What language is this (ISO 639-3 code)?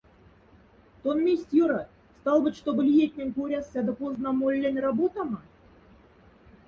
mdf